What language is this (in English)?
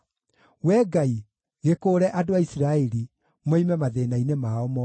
Kikuyu